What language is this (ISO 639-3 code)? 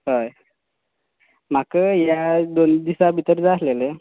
kok